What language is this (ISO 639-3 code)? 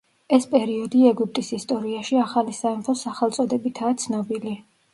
kat